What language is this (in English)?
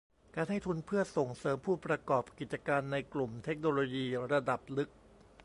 Thai